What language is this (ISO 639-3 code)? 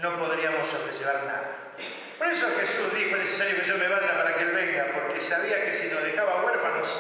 spa